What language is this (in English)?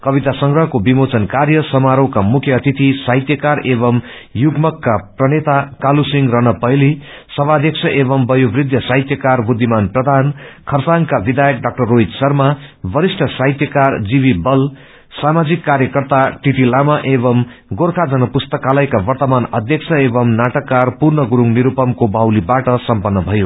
Nepali